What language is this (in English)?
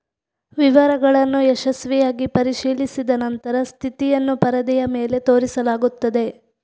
Kannada